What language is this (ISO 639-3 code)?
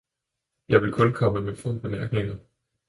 dan